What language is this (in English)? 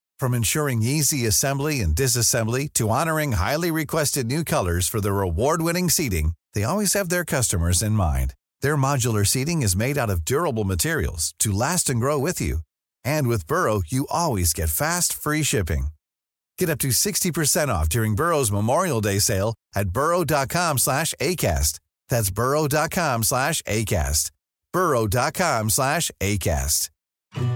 Persian